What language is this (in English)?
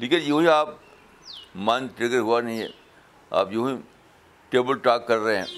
Urdu